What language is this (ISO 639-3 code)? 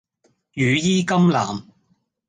yue